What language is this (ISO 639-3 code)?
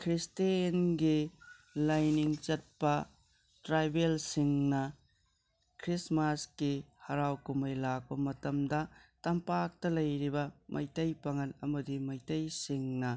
mni